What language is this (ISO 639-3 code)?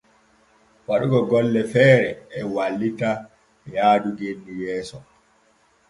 fue